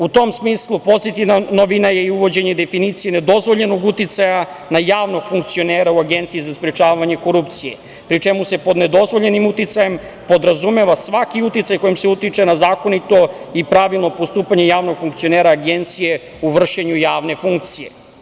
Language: Serbian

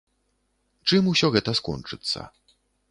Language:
Belarusian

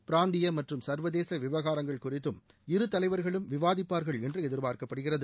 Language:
Tamil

